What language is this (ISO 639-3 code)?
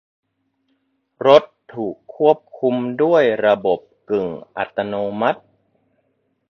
tha